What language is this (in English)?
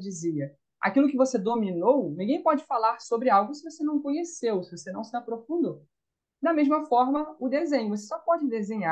Portuguese